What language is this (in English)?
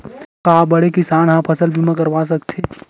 Chhattisgarhi